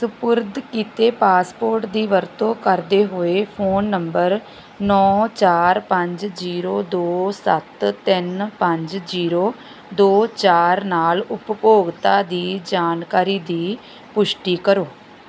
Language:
Punjabi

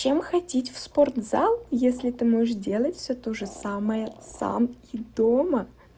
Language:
Russian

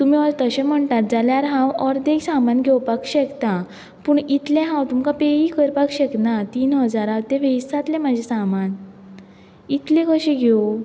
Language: Konkani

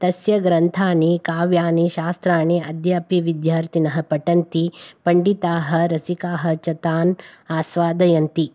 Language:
Sanskrit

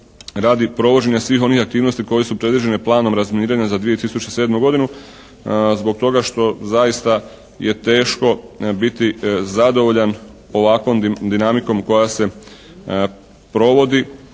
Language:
Croatian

